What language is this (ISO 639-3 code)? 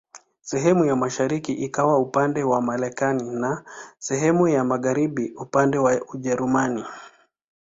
swa